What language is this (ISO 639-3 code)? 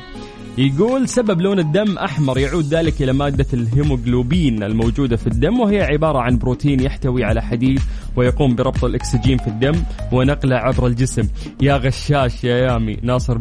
ara